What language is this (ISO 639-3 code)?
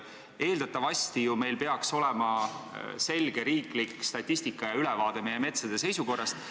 est